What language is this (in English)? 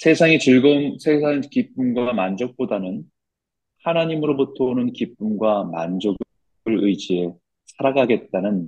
Korean